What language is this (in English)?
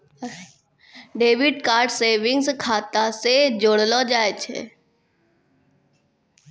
Maithili